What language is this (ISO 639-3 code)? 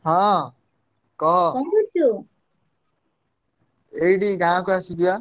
ori